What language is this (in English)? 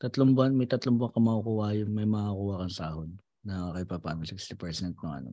Filipino